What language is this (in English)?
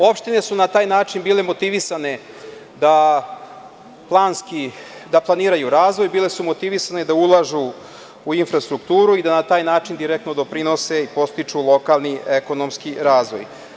Serbian